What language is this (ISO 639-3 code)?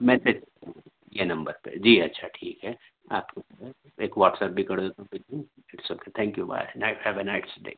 urd